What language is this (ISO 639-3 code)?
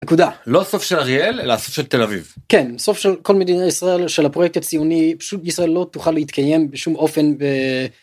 heb